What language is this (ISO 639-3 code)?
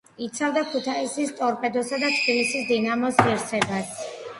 kat